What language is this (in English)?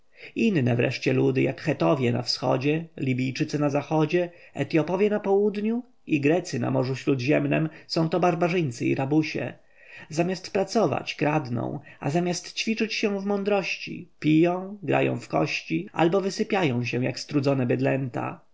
Polish